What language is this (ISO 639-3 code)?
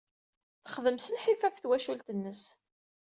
kab